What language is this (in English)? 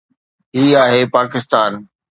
Sindhi